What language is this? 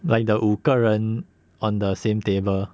English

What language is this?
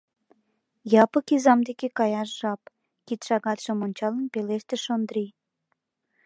Mari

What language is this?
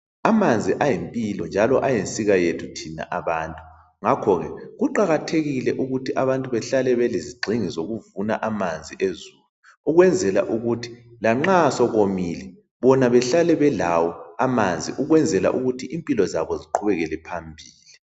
North Ndebele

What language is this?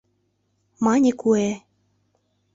Mari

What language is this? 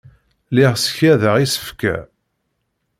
Kabyle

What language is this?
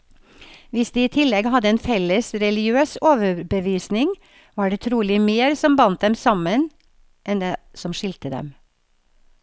Norwegian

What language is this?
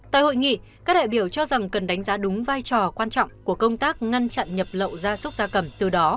Vietnamese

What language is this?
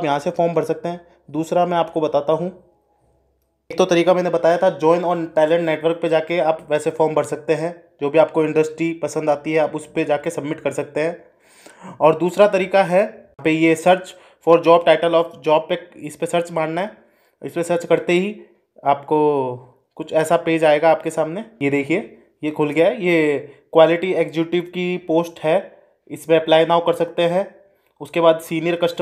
Hindi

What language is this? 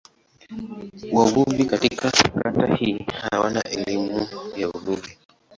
Swahili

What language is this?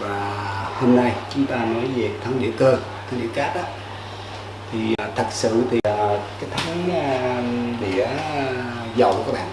Vietnamese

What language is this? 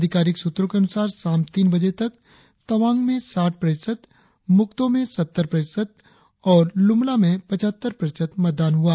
Hindi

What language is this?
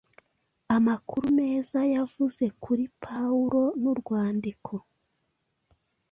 Kinyarwanda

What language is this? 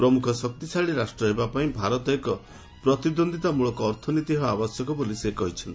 Odia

